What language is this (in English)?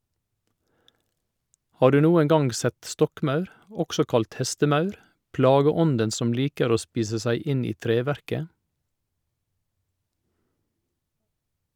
Norwegian